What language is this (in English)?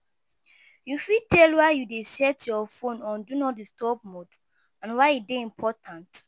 Nigerian Pidgin